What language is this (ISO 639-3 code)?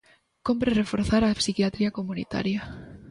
glg